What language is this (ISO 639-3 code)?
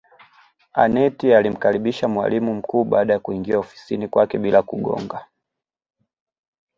swa